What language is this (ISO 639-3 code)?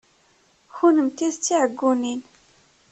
kab